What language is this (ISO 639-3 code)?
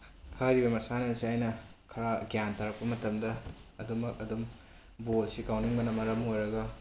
mni